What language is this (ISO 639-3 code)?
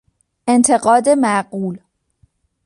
fas